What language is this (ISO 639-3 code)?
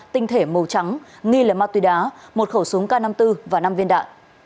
vie